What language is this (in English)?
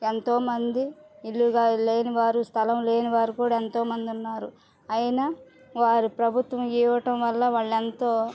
Telugu